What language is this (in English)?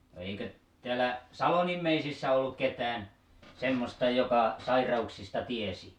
Finnish